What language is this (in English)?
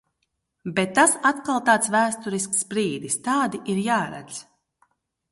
Latvian